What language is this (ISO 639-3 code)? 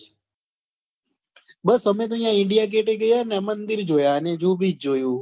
guj